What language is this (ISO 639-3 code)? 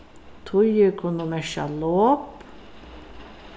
fao